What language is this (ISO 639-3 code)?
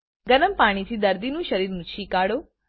guj